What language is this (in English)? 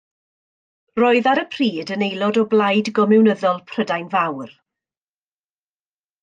Welsh